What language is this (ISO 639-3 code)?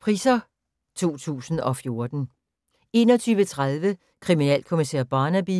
dan